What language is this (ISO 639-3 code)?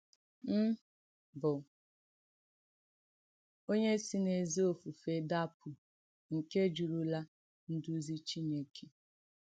ibo